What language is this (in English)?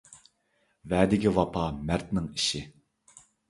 Uyghur